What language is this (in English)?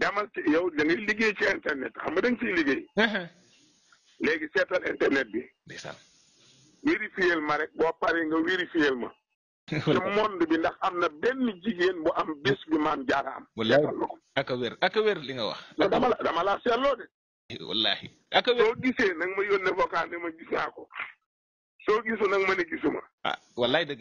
Arabic